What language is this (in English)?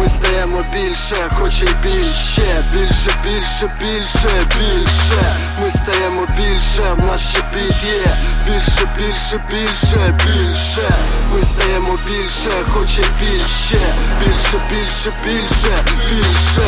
Ukrainian